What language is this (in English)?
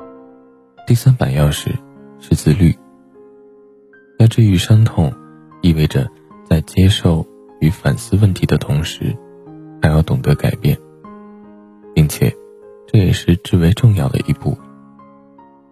Chinese